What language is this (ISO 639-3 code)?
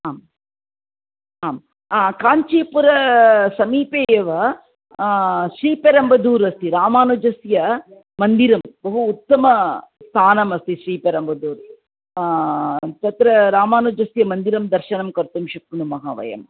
san